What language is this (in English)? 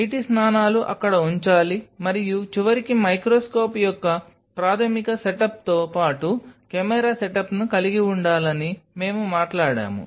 Telugu